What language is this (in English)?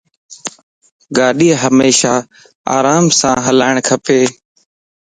Lasi